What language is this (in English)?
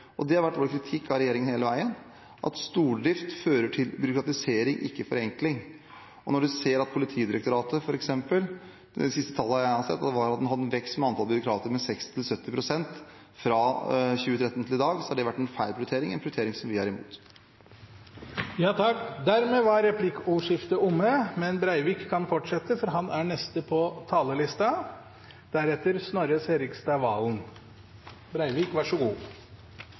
Norwegian